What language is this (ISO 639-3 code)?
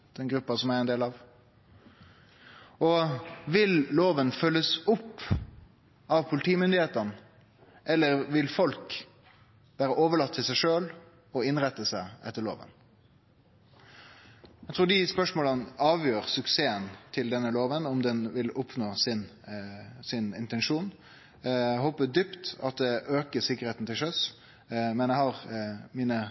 nno